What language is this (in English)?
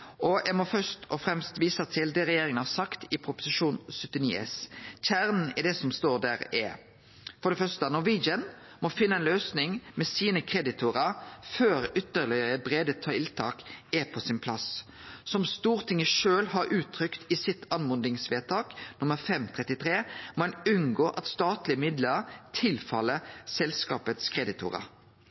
Norwegian Nynorsk